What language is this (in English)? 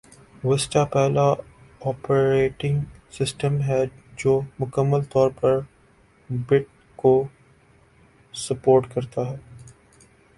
Urdu